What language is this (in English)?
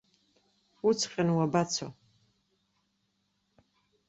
Abkhazian